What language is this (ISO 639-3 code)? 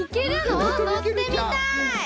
jpn